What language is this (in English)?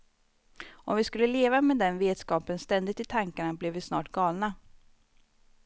Swedish